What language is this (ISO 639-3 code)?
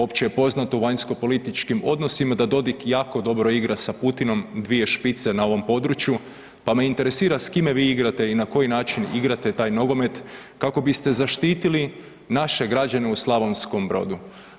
hrv